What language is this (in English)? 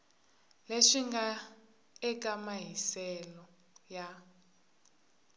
Tsonga